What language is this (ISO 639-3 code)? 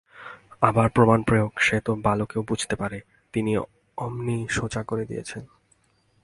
ben